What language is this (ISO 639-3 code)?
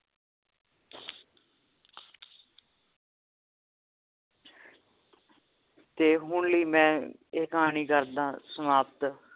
pan